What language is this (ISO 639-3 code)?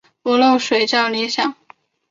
zho